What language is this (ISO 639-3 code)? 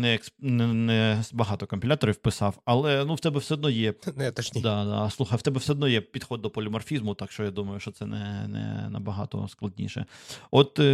ukr